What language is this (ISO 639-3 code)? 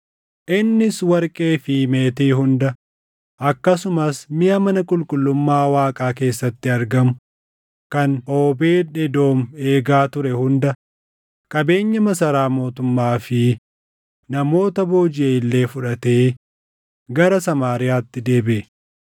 orm